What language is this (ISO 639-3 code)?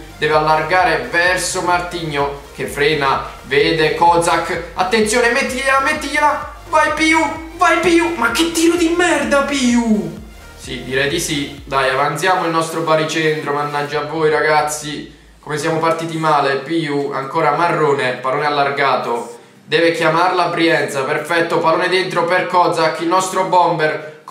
ita